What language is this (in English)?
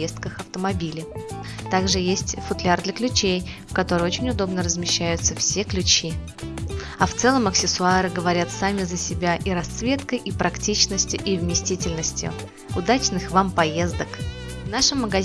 Russian